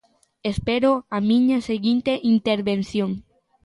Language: Galician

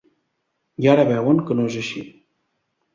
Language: Catalan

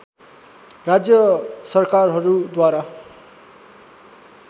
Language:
Nepali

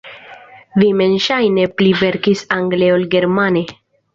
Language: Esperanto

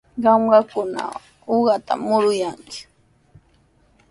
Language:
Sihuas Ancash Quechua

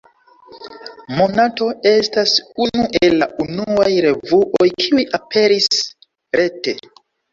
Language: Esperanto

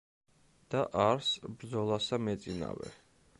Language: Georgian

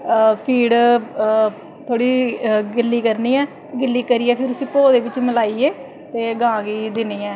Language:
Dogri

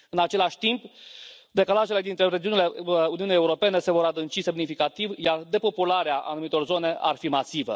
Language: Romanian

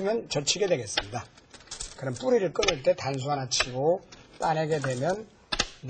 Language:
Korean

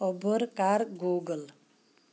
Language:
Kashmiri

